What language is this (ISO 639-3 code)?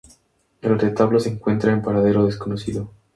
spa